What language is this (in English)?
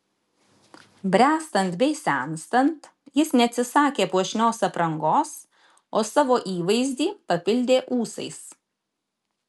Lithuanian